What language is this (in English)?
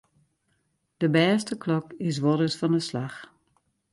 Western Frisian